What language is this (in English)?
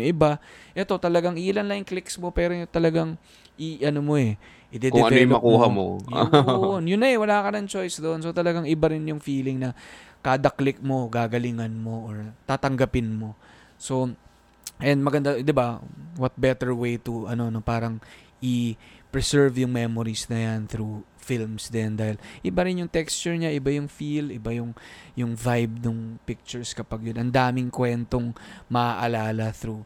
Filipino